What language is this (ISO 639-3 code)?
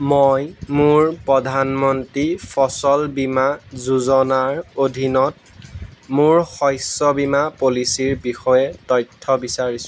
asm